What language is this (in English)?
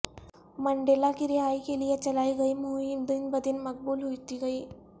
Urdu